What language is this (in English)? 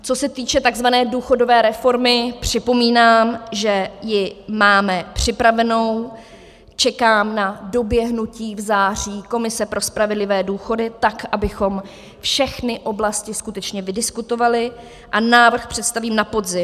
Czech